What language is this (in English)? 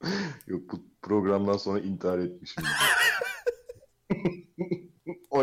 Turkish